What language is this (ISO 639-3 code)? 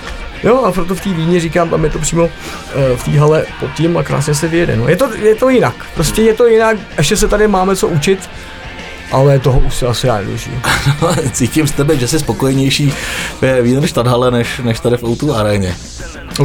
ces